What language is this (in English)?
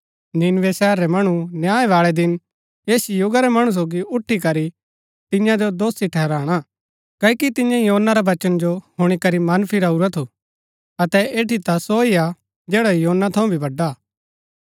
Gaddi